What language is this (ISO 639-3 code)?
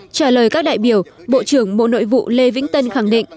vie